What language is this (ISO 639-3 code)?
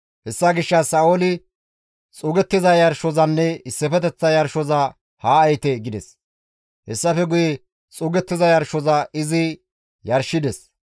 gmv